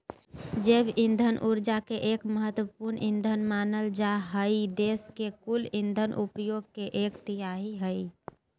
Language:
Magahi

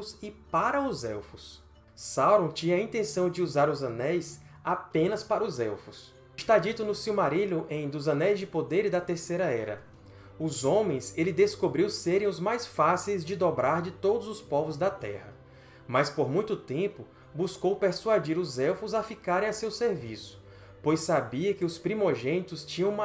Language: Portuguese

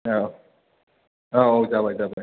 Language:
Bodo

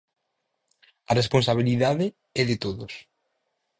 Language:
Galician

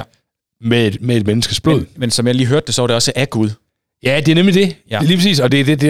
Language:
Danish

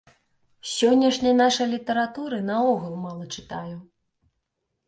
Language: Belarusian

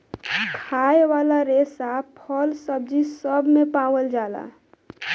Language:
Bhojpuri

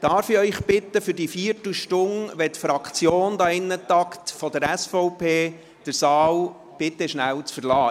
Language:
Swiss German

